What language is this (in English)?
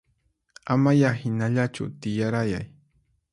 Puno Quechua